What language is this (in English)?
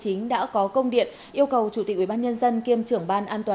Vietnamese